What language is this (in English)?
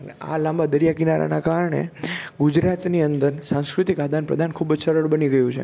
Gujarati